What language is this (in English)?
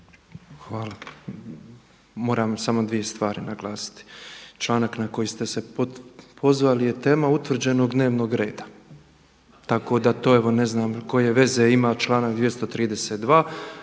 Croatian